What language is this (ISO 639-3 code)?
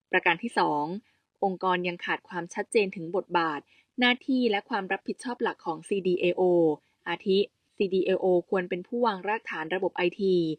tha